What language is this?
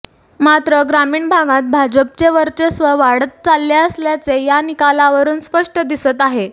Marathi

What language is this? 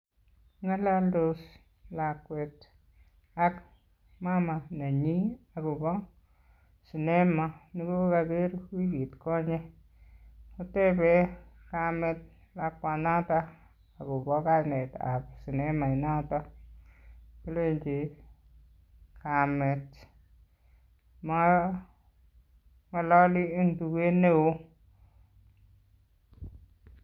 Kalenjin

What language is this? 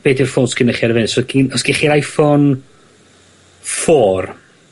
Welsh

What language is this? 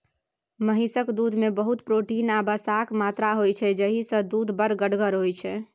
Maithili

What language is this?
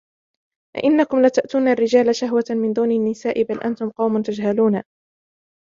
Arabic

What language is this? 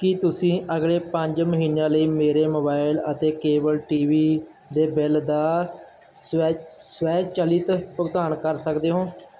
Punjabi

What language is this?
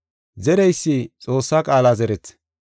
Gofa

